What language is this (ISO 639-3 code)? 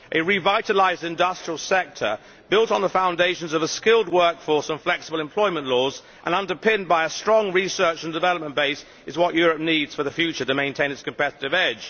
eng